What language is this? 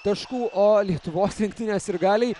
Lithuanian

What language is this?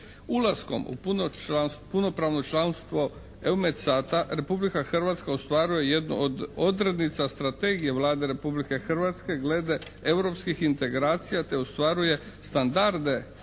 Croatian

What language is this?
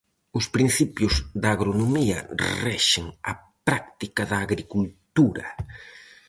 Galician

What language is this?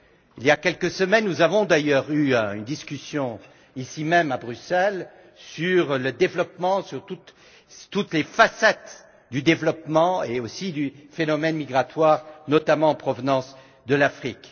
French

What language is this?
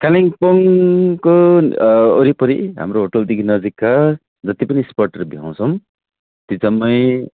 Nepali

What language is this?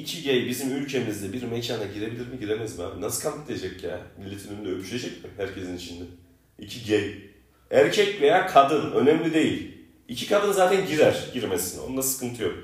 Turkish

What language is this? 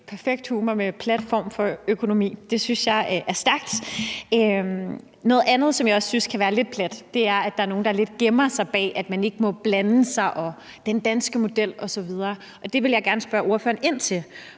Danish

